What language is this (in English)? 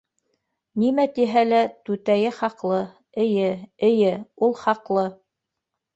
Bashkir